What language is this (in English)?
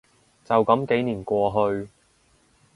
Cantonese